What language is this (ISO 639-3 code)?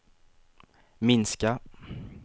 swe